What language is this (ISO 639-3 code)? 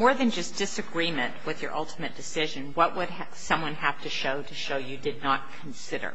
eng